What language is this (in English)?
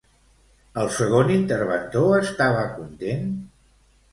Catalan